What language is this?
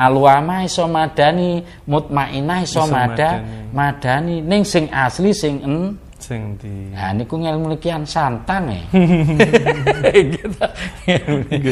Indonesian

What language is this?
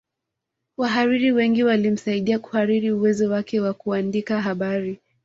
Swahili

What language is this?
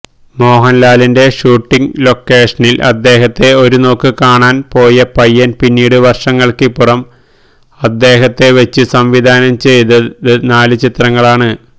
Malayalam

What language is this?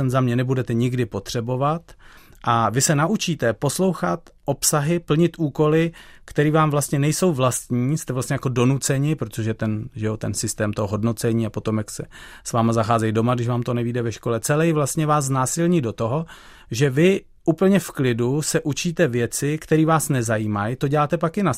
Czech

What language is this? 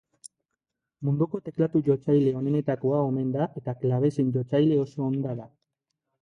Basque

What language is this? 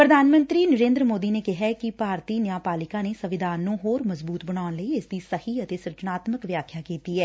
Punjabi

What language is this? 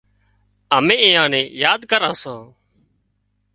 Wadiyara Koli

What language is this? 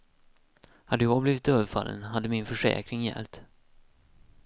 Swedish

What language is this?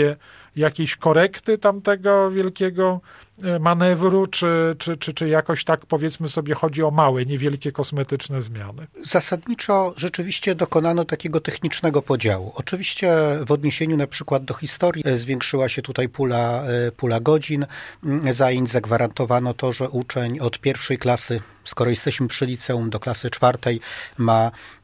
Polish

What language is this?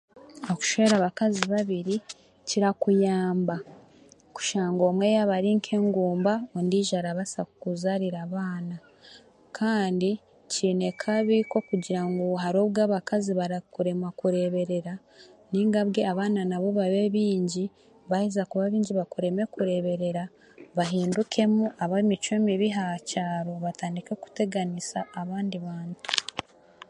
Chiga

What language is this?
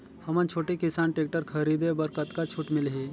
Chhattisgarhi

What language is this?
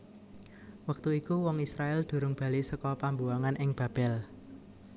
Javanese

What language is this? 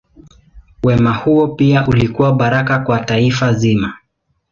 Swahili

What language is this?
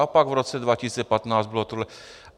Czech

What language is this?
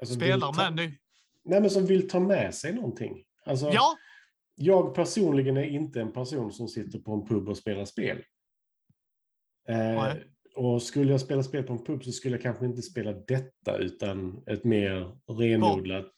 Swedish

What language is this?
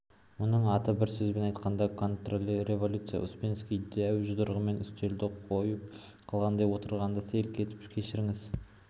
Kazakh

